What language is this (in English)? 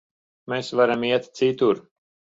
Latvian